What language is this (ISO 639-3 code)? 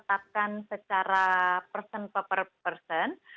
ind